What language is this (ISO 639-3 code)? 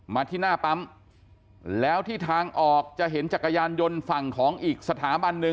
tha